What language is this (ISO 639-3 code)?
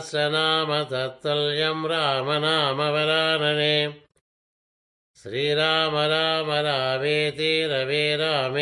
tel